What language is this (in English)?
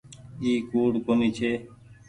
Goaria